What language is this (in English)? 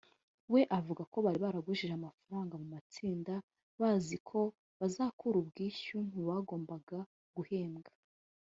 Kinyarwanda